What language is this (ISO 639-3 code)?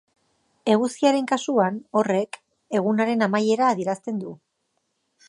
eus